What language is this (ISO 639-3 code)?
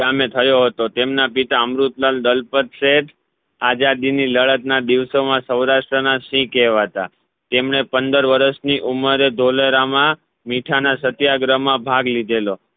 guj